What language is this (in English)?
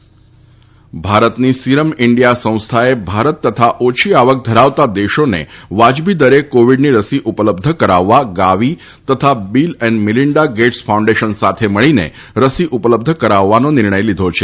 Gujarati